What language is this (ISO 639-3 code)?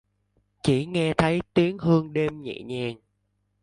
vie